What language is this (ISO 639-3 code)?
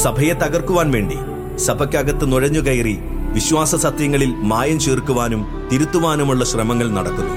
mal